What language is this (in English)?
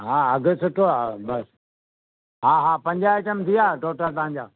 Sindhi